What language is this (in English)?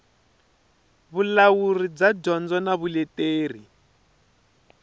Tsonga